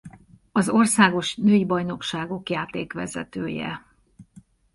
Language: Hungarian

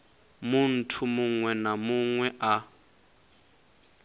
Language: Venda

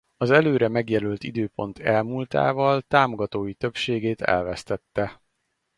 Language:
Hungarian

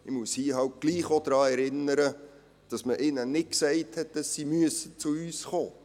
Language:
Swiss German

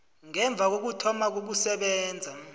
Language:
South Ndebele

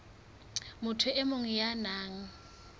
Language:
Southern Sotho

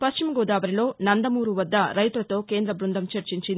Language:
Telugu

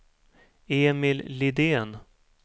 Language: Swedish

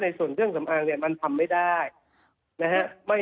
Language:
Thai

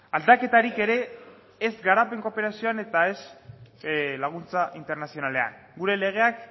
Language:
Basque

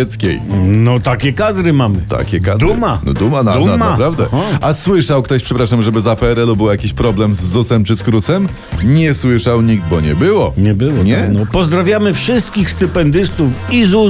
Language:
Polish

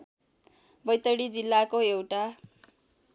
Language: Nepali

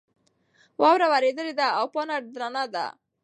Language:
Pashto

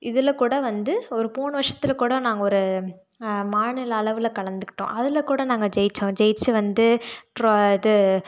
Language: Tamil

